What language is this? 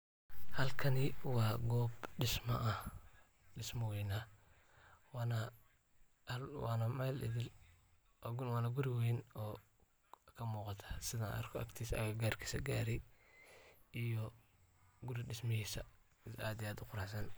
Somali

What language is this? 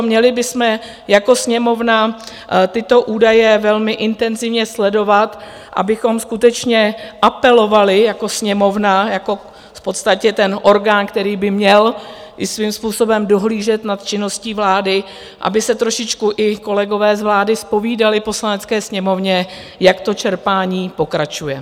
Czech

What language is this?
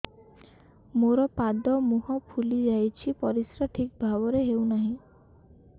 Odia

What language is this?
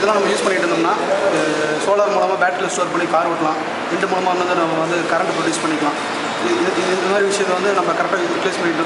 Greek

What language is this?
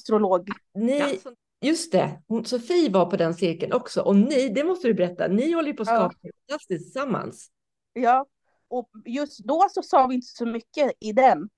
Swedish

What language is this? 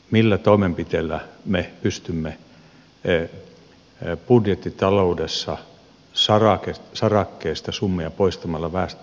Finnish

